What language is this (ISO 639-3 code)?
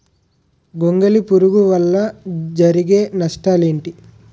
tel